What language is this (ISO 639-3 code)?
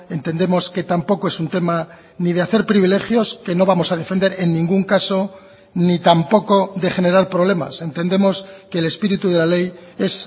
spa